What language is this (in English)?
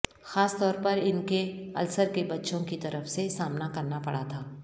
Urdu